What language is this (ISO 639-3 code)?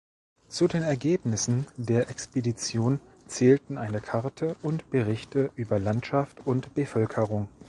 deu